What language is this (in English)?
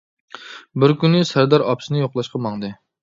Uyghur